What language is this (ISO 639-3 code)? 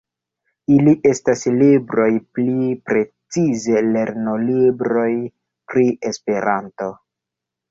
epo